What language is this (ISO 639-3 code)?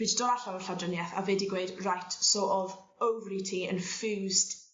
cym